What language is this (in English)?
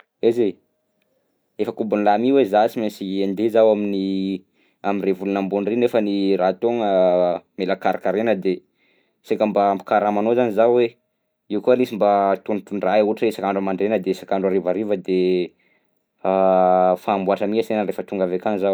Southern Betsimisaraka Malagasy